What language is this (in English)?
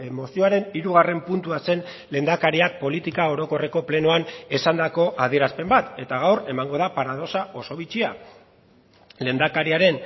Basque